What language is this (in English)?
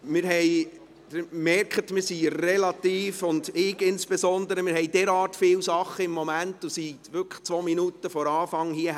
Swiss German